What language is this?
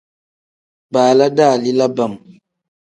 Tem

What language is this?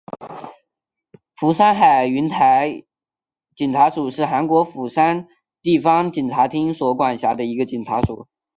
Chinese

